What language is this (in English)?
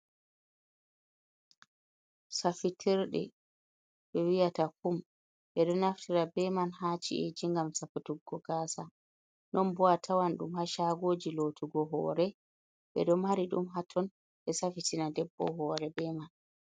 Fula